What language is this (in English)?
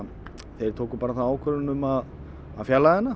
Icelandic